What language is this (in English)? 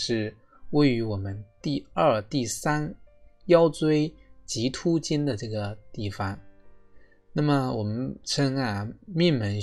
Chinese